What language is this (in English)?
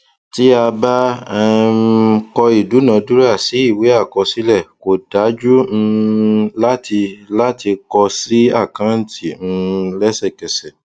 Yoruba